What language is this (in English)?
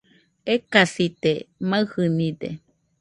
Nüpode Huitoto